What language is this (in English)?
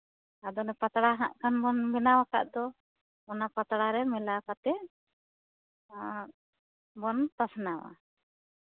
Santali